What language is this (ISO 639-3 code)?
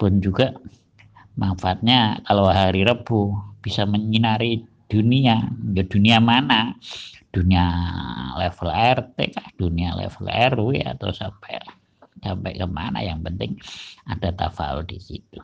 ind